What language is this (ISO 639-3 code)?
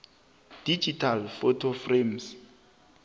nbl